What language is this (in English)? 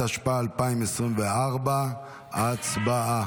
Hebrew